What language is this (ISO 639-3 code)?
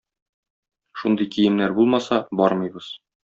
tat